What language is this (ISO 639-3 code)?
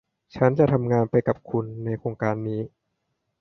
tha